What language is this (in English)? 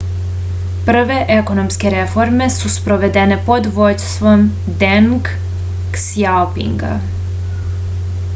Serbian